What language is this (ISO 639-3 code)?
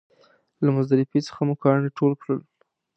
pus